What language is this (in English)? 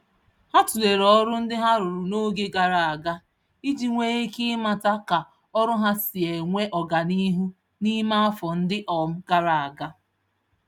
Igbo